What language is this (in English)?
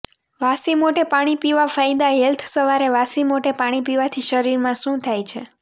Gujarati